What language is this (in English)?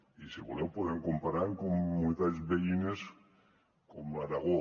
Catalan